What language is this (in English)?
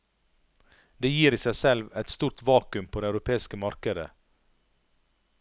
Norwegian